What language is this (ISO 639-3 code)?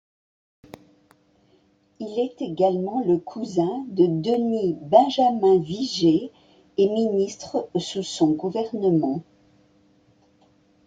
fra